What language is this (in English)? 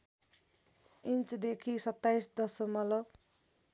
Nepali